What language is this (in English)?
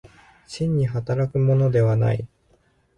Japanese